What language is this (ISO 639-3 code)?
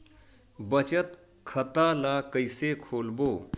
hne